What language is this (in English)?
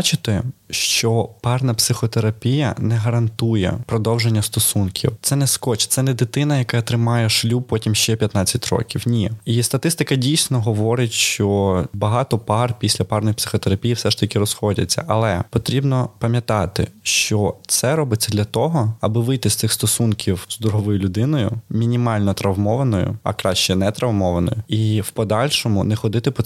Ukrainian